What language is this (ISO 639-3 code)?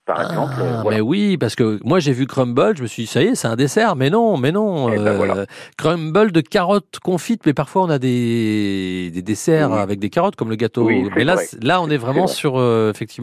fra